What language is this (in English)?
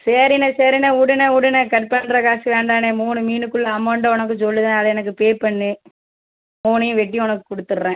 Tamil